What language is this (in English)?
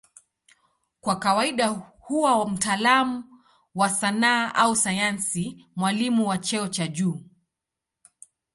Swahili